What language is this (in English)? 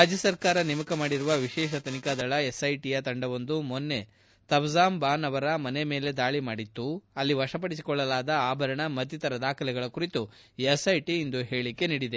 Kannada